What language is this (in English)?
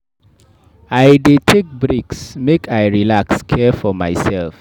Nigerian Pidgin